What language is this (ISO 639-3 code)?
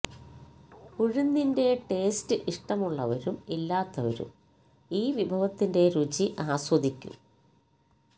mal